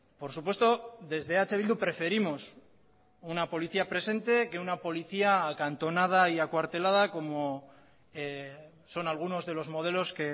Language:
Spanish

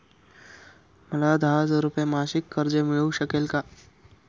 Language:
Marathi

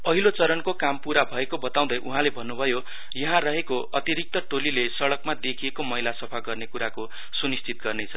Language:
Nepali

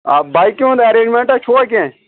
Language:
Kashmiri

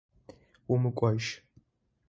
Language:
Adyghe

